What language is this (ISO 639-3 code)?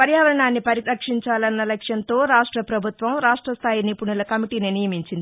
tel